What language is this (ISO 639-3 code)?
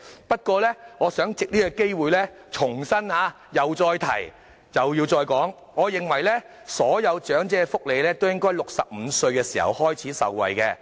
yue